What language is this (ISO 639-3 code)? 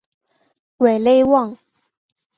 zho